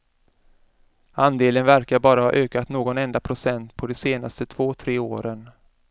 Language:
Swedish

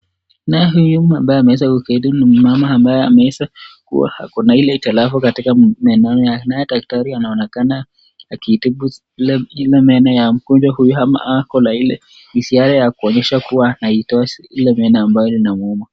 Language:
Swahili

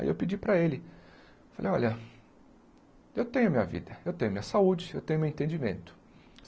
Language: Portuguese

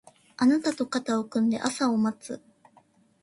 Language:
Japanese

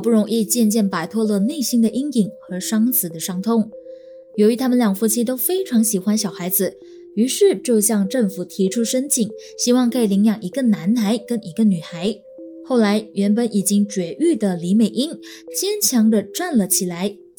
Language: Chinese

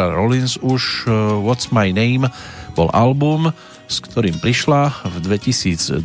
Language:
Slovak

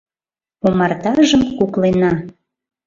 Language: Mari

